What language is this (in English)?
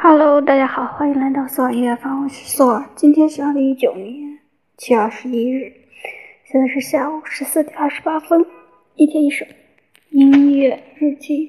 Chinese